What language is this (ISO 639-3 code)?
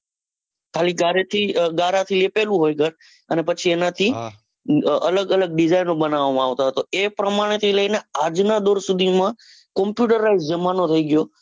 guj